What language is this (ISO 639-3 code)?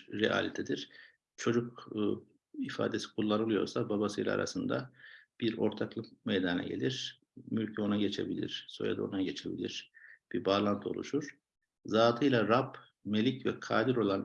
tur